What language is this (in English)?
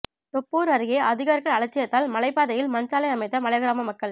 Tamil